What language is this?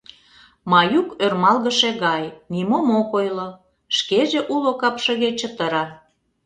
Mari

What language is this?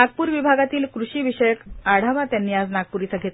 Marathi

